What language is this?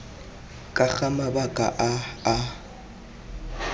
Tswana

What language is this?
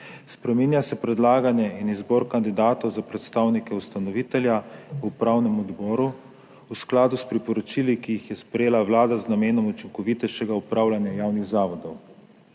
Slovenian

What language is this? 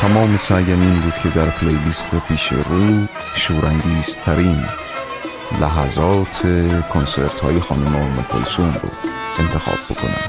Persian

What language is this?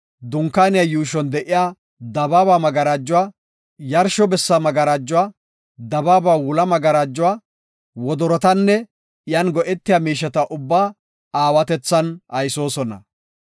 Gofa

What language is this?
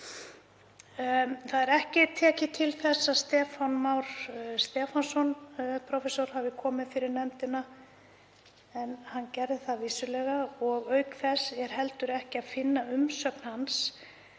Icelandic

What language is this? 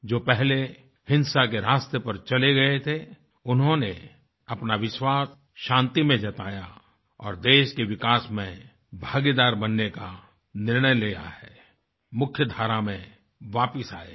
Hindi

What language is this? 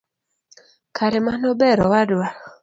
Luo (Kenya and Tanzania)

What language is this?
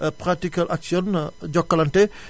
Wolof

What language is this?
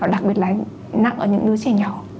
Vietnamese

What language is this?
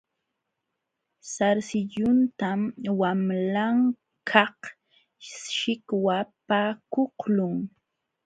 Jauja Wanca Quechua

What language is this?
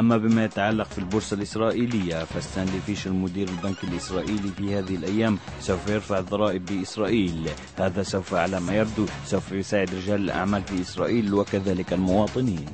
Arabic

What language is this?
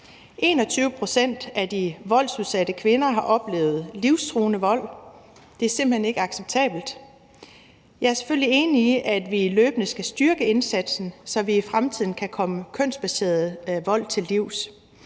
Danish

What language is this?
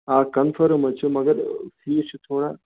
Kashmiri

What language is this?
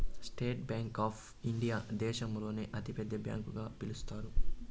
Telugu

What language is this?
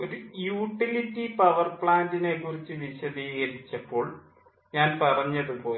Malayalam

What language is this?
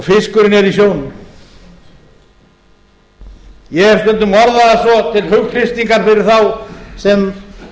Icelandic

